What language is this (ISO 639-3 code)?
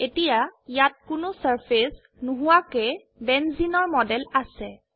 asm